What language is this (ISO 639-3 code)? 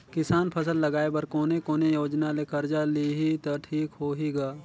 hne